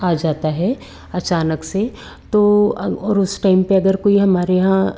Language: Hindi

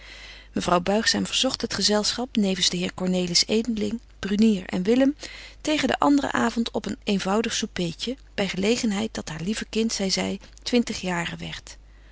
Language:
Dutch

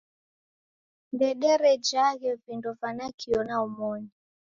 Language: Taita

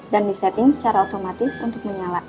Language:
Indonesian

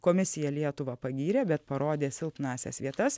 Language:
Lithuanian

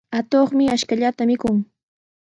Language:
Sihuas Ancash Quechua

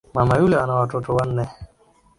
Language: Swahili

